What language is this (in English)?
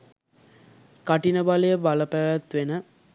Sinhala